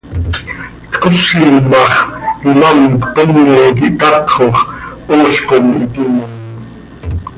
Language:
Seri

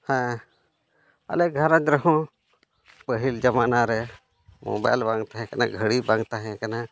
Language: Santali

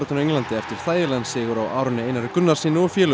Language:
Icelandic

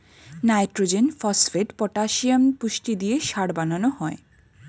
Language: Bangla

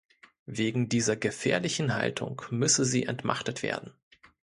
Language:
German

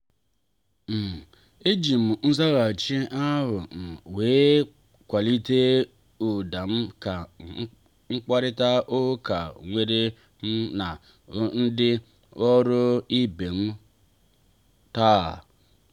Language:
Igbo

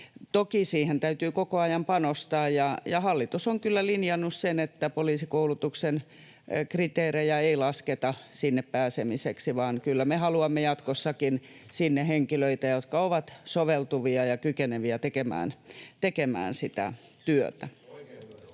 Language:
Finnish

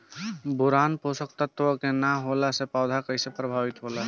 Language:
Bhojpuri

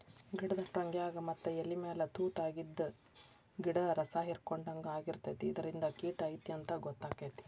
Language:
Kannada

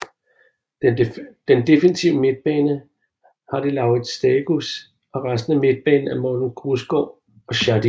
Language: Danish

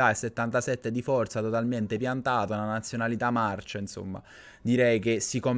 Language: Italian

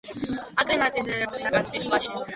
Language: Georgian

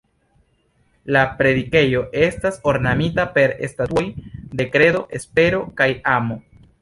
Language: Esperanto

